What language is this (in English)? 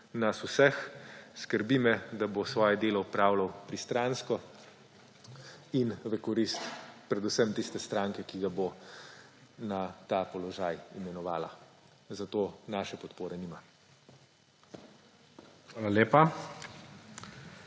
Slovenian